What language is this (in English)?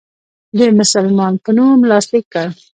Pashto